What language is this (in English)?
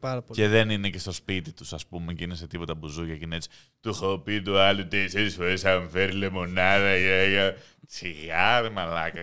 Greek